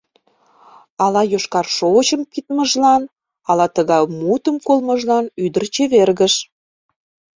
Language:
Mari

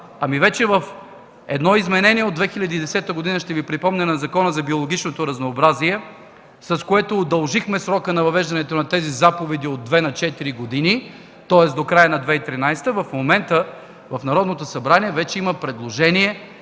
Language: Bulgarian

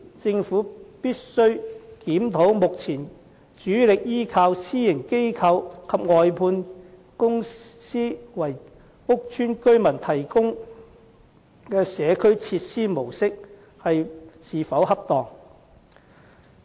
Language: Cantonese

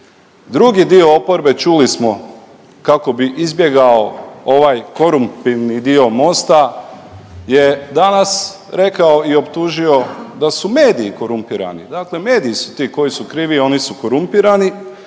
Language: Croatian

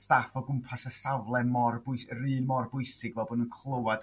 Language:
Welsh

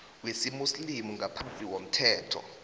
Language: South Ndebele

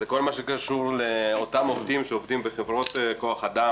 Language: Hebrew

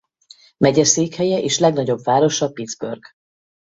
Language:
Hungarian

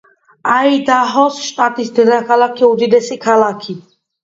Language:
Georgian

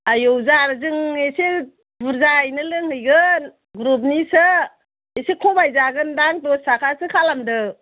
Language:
Bodo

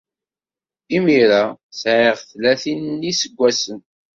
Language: Kabyle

